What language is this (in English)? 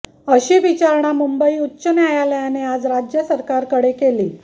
Marathi